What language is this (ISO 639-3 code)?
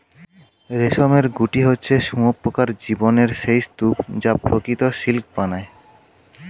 ben